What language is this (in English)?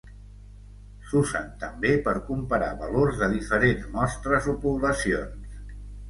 Catalan